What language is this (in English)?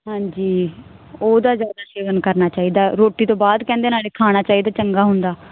Punjabi